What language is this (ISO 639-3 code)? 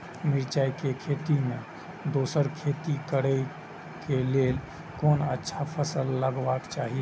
mai